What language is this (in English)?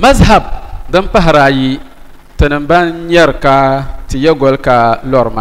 Arabic